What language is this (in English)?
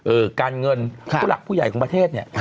Thai